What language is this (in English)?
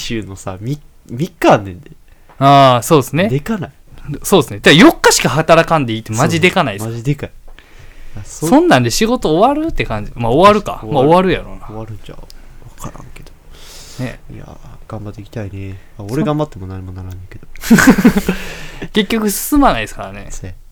Japanese